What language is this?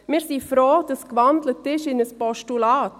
Swiss German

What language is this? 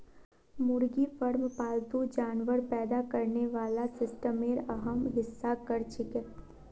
Magahi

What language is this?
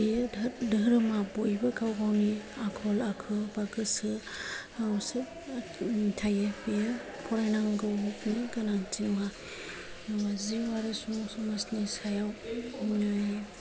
Bodo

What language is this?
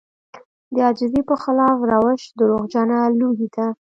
Pashto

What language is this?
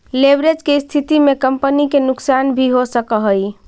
Magahi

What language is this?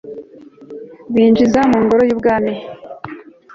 Kinyarwanda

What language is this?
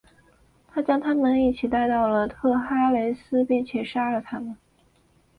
Chinese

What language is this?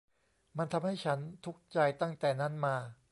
Thai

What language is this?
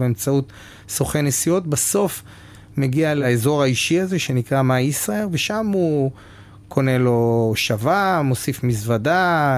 Hebrew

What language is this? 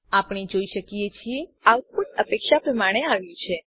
Gujarati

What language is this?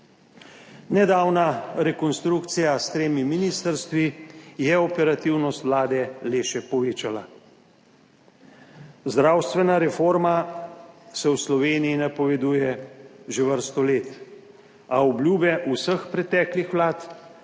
Slovenian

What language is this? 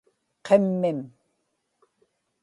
Inupiaq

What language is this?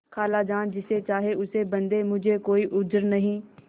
Hindi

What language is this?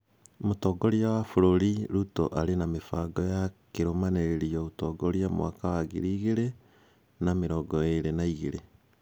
Kikuyu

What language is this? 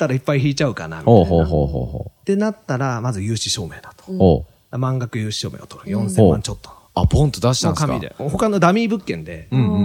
Japanese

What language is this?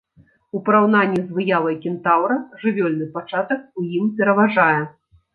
Belarusian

